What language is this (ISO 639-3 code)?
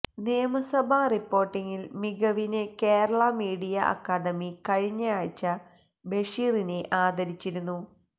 mal